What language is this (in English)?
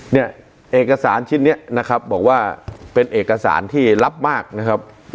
Thai